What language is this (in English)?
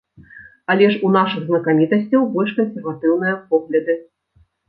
Belarusian